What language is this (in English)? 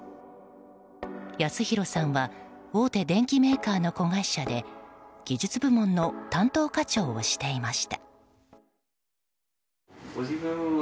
Japanese